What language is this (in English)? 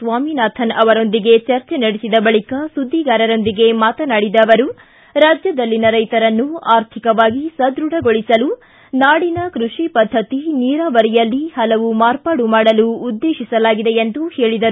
Kannada